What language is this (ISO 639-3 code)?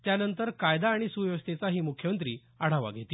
mar